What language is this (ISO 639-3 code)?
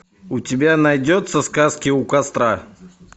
rus